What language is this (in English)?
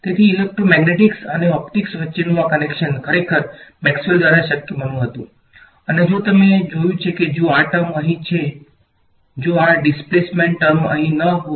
Gujarati